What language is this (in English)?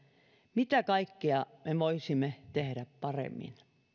Finnish